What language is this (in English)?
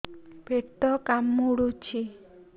Odia